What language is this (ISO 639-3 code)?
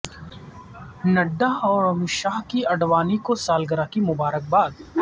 urd